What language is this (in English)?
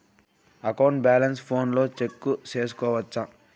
Telugu